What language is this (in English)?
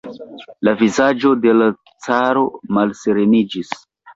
Esperanto